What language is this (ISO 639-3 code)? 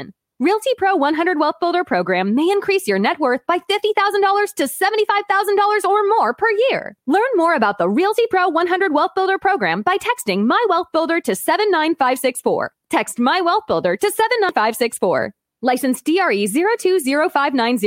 eng